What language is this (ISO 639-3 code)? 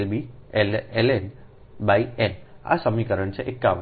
guj